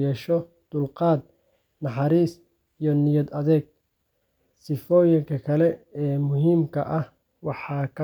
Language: Somali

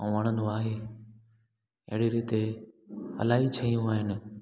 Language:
Sindhi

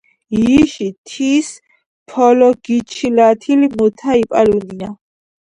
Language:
Georgian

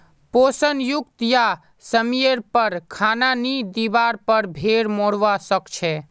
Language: Magahi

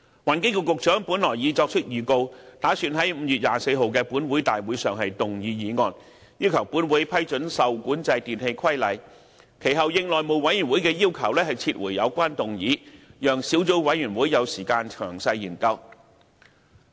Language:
Cantonese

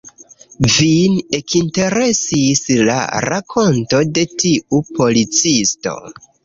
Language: Esperanto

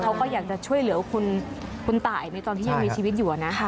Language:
Thai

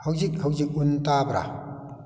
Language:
Manipuri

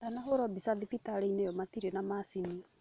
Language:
Kikuyu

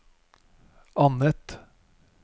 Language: Norwegian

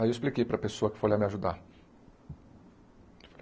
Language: Portuguese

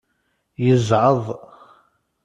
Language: Kabyle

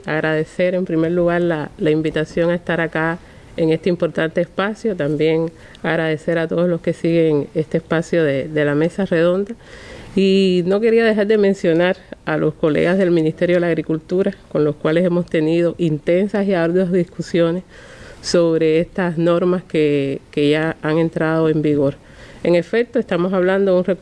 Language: Spanish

